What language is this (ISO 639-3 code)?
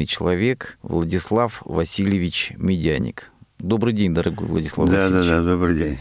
rus